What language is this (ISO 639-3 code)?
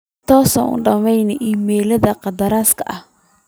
som